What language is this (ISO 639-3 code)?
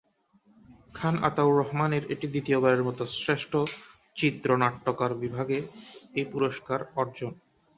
ben